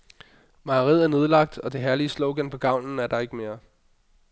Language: Danish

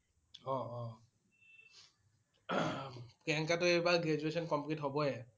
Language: Assamese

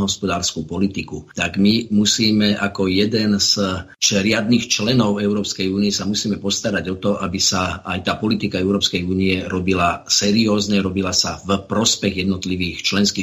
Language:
Slovak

